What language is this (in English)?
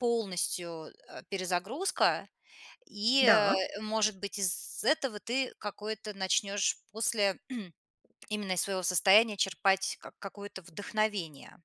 Russian